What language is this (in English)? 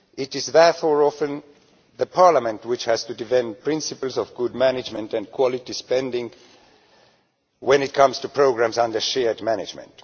English